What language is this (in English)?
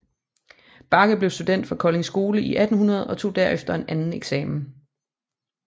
Danish